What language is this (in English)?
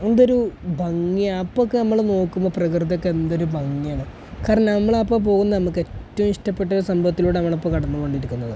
Malayalam